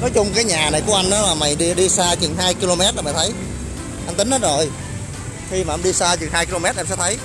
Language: Vietnamese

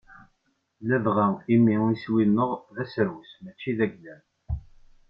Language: Kabyle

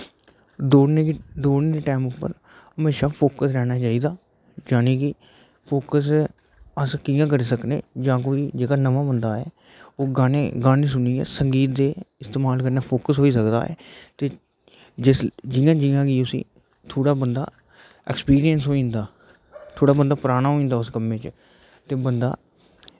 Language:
Dogri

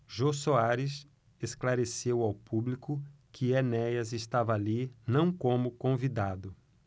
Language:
Portuguese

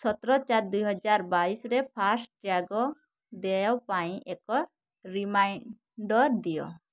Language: Odia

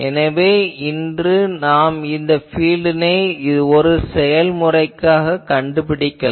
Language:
Tamil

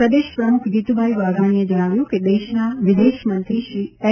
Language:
Gujarati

